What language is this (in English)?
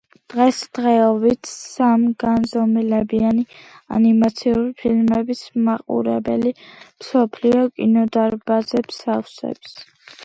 Georgian